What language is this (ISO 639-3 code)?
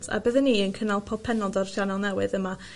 cym